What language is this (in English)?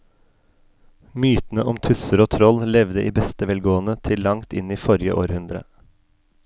Norwegian